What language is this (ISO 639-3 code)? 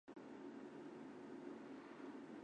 zho